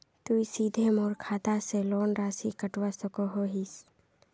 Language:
Magahi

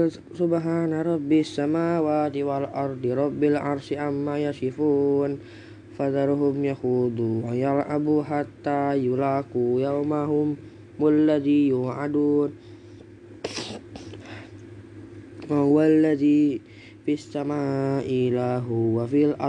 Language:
Indonesian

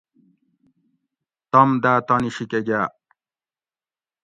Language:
Gawri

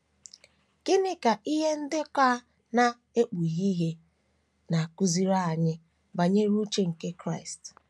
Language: Igbo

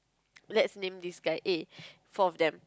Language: English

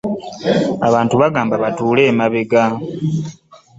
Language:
Ganda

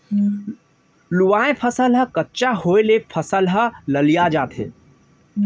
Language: Chhattisgarhi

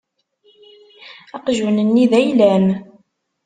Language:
Kabyle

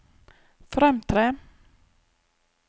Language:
Norwegian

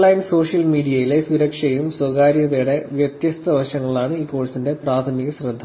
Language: Malayalam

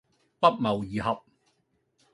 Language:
Cantonese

